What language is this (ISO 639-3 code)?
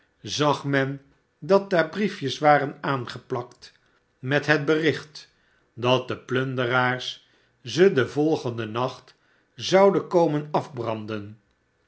nld